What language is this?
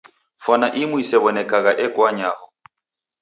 Taita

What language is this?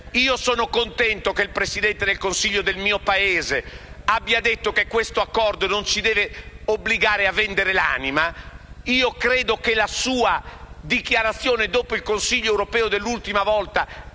Italian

